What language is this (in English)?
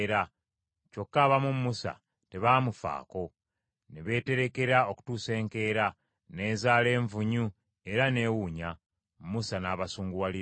Ganda